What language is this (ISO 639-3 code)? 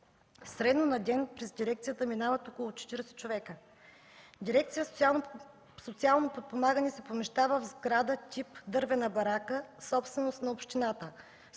bul